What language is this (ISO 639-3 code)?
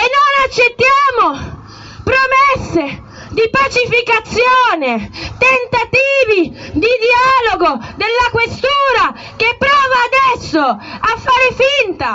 ita